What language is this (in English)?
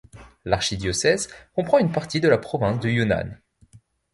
French